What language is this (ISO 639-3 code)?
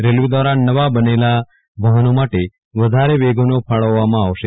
guj